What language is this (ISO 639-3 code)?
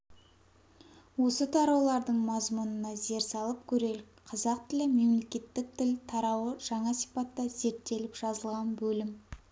kaz